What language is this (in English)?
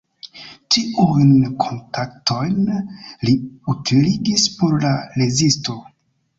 Esperanto